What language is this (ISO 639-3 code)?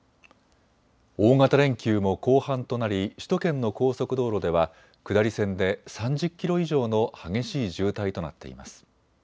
jpn